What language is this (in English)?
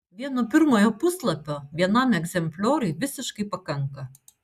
Lithuanian